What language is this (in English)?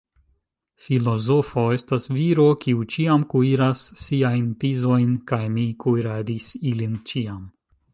Esperanto